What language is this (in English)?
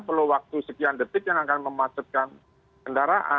Indonesian